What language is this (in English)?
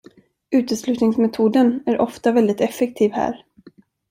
Swedish